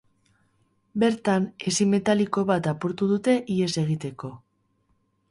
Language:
Basque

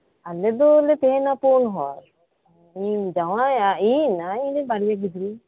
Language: Santali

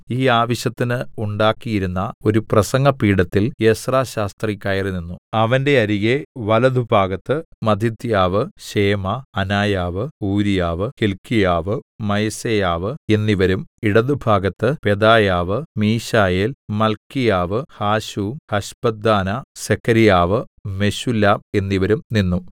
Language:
Malayalam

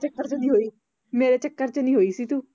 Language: Punjabi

